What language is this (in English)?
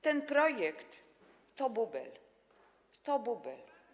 Polish